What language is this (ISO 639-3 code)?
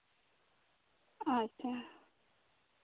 sat